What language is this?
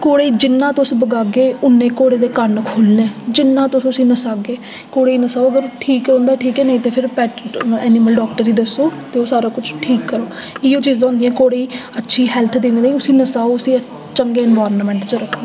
Dogri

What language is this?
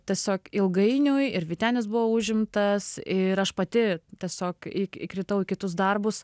Lithuanian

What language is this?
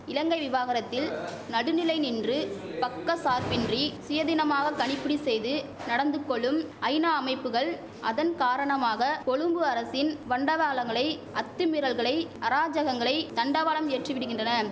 Tamil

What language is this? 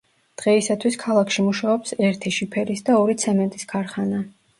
Georgian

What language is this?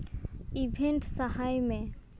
Santali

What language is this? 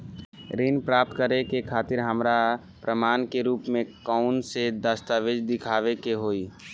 Bhojpuri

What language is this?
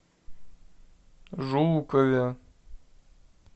Russian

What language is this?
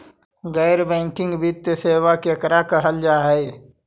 Magahi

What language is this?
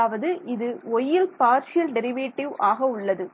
Tamil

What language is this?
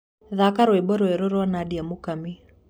Kikuyu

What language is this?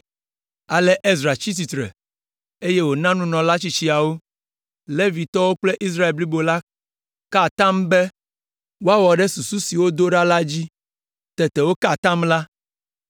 Ewe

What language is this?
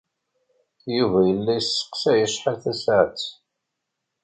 Kabyle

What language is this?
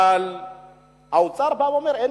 Hebrew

